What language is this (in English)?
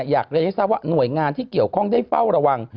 Thai